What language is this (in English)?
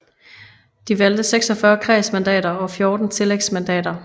Danish